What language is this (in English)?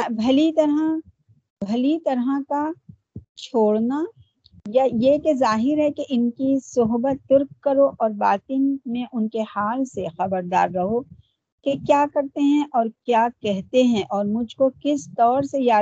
Urdu